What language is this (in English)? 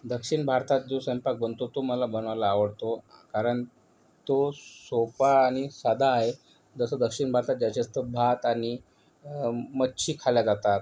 Marathi